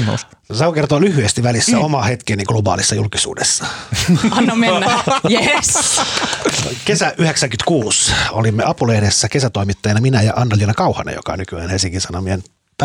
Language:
Finnish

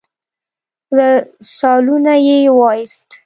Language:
Pashto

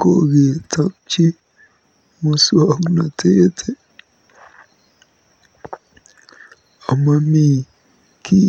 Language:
Kalenjin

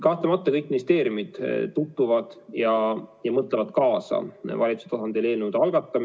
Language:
Estonian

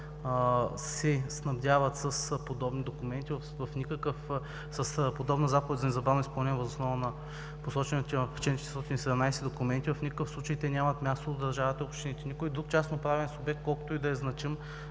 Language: Bulgarian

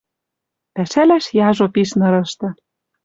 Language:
Western Mari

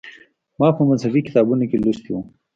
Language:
Pashto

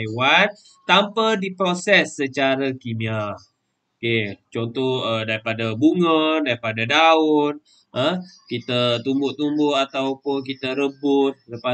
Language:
Malay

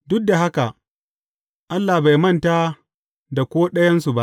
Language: Hausa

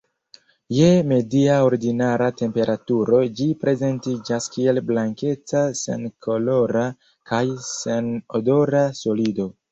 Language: Esperanto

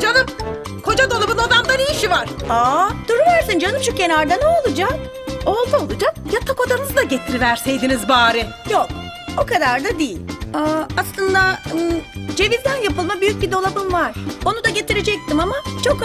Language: Turkish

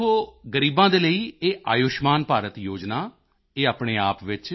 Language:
Punjabi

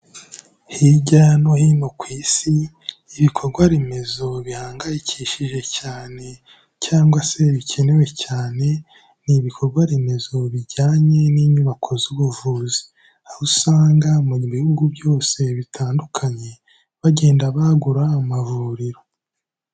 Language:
Kinyarwanda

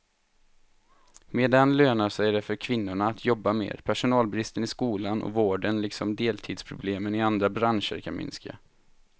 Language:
Swedish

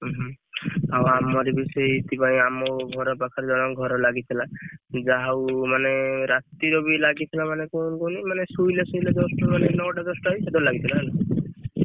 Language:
Odia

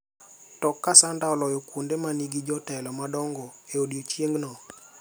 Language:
Luo (Kenya and Tanzania)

